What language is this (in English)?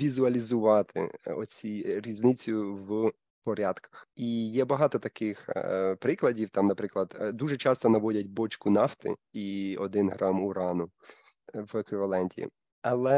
Ukrainian